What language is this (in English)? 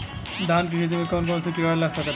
Bhojpuri